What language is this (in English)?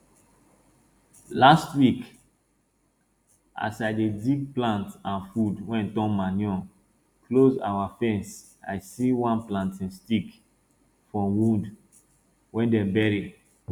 Nigerian Pidgin